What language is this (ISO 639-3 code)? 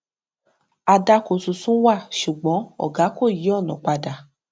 yor